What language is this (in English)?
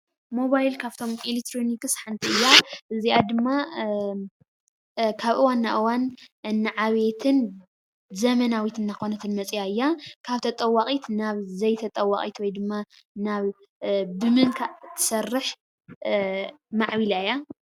Tigrinya